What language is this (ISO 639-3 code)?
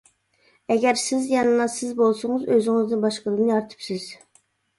uig